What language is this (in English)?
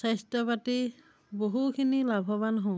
Assamese